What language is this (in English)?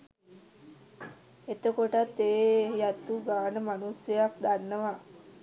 Sinhala